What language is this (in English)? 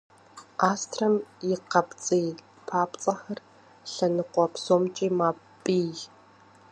Kabardian